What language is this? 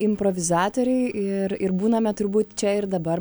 Lithuanian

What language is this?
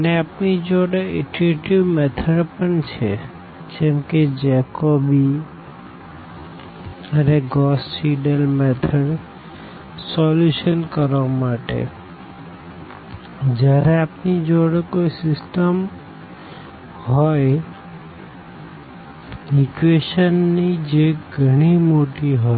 Gujarati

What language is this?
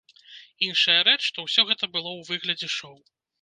Belarusian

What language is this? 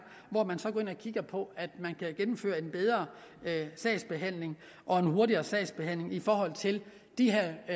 Danish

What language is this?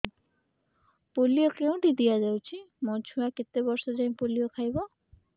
Odia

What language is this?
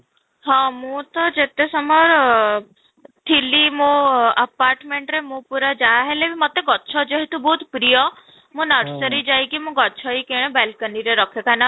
Odia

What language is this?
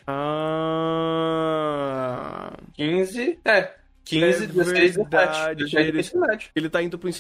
Portuguese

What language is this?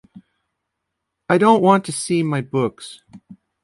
English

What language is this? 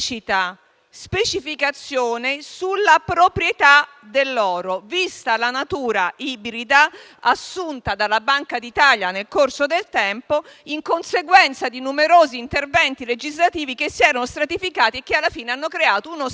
Italian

